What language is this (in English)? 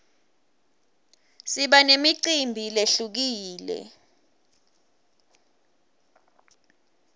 Swati